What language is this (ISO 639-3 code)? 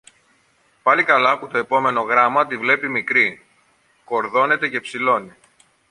ell